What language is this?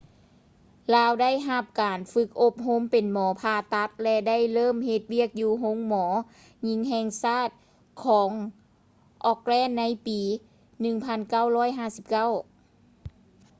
Lao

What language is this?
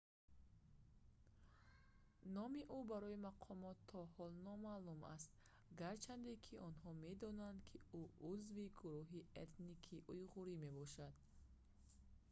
Tajik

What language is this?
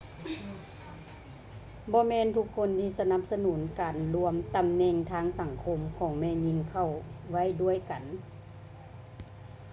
Lao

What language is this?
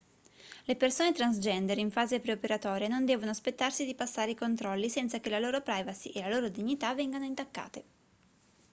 Italian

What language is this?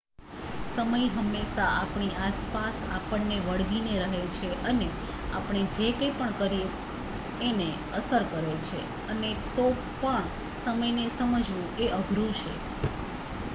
Gujarati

